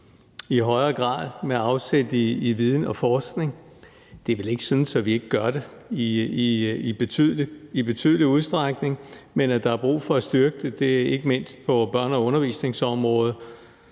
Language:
Danish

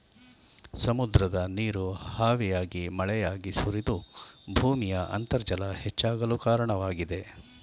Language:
Kannada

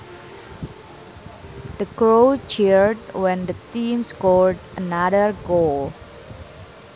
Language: Sundanese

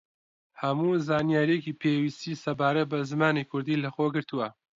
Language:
Central Kurdish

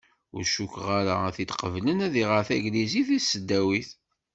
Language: Kabyle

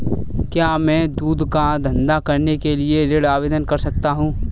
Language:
Hindi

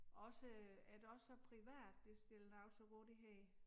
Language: Danish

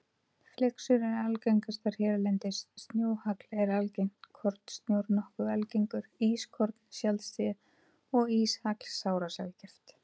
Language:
Icelandic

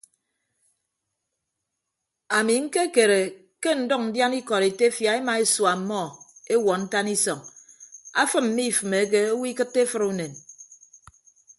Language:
Ibibio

